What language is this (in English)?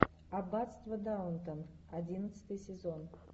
Russian